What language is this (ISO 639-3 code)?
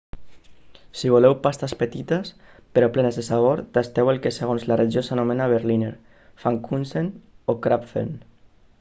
cat